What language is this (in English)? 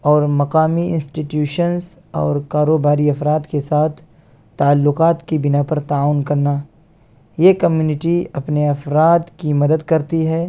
Urdu